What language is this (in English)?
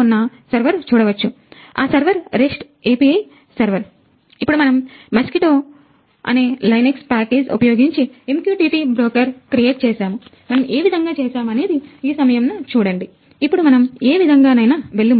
Telugu